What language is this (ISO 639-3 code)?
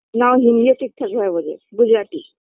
ben